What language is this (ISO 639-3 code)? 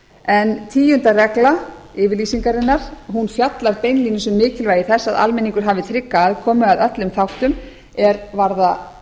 isl